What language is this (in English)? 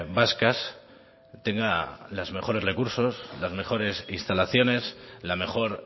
Spanish